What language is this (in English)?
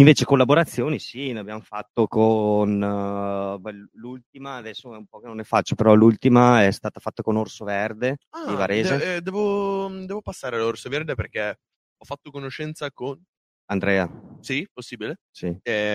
Italian